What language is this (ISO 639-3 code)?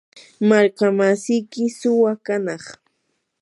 qur